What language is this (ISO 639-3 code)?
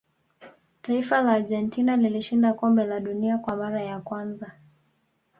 swa